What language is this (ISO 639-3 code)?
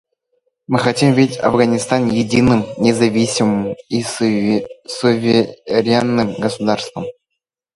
rus